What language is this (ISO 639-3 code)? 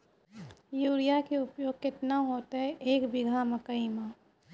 mai